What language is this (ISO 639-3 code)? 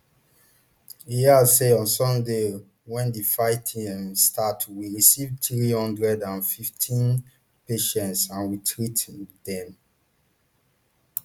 pcm